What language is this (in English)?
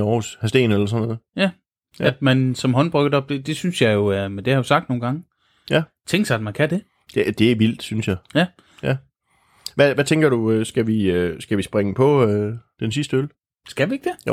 Danish